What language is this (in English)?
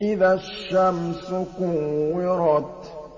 Arabic